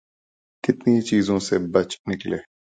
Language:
Urdu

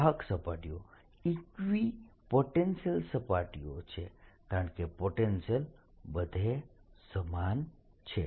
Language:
Gujarati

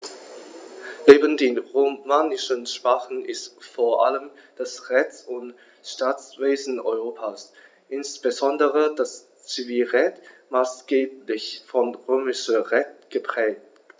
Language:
German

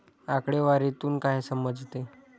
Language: Marathi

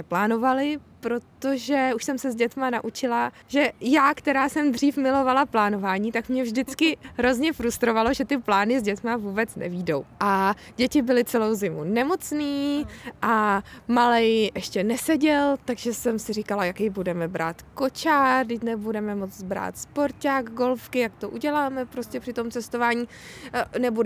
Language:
Czech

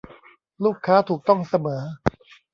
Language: Thai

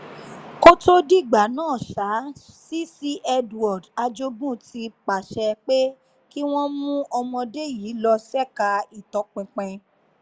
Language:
Yoruba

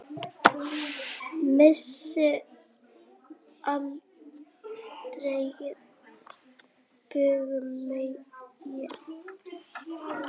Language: Icelandic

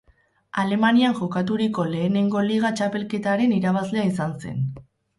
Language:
Basque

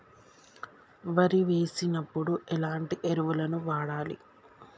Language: Telugu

